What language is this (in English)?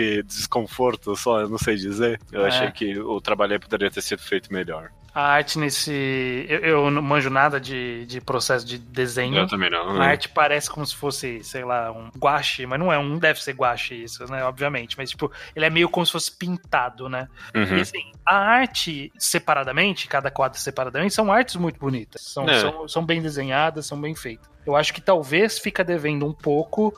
Portuguese